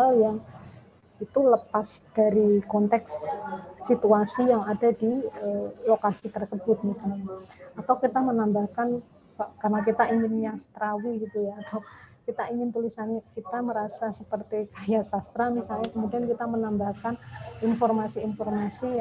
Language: Indonesian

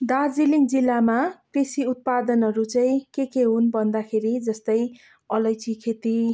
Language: Nepali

